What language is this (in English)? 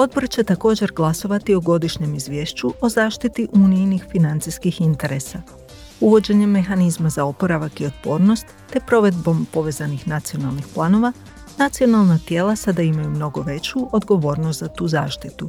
Croatian